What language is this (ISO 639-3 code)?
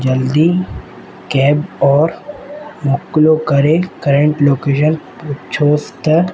snd